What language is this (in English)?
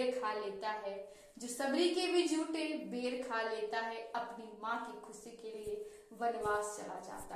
Hindi